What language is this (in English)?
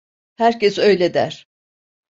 Turkish